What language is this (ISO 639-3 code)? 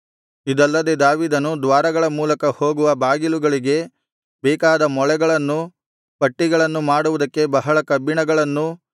kan